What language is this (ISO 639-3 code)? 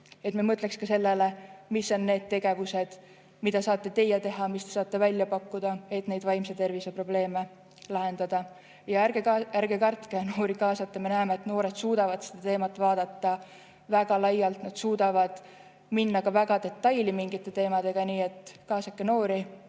est